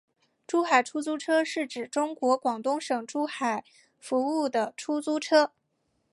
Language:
Chinese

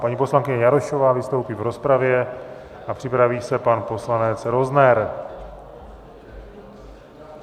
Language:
Czech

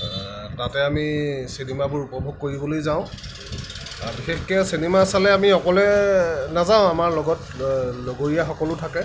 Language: Assamese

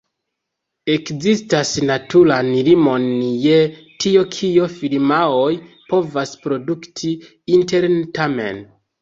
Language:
Esperanto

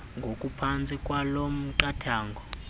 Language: Xhosa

